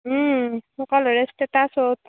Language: Assamese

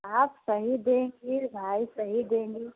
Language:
Hindi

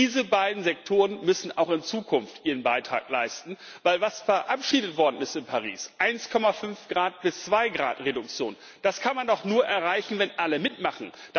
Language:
German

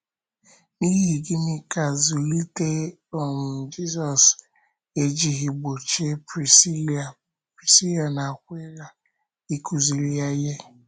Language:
Igbo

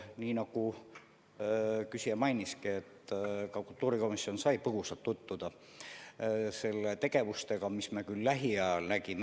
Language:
Estonian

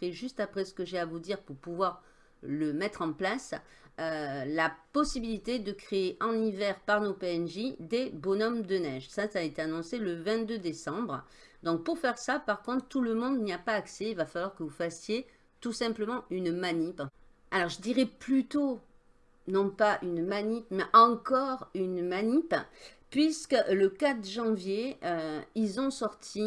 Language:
French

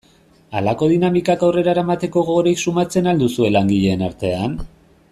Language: Basque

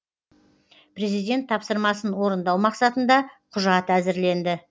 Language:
Kazakh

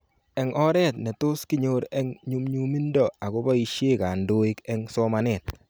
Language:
Kalenjin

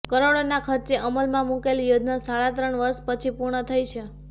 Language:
Gujarati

